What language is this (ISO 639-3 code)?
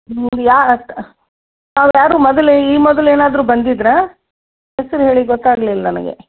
kan